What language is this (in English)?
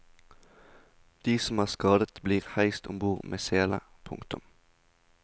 Norwegian